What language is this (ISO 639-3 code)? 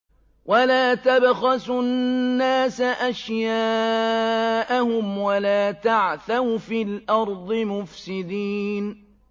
ara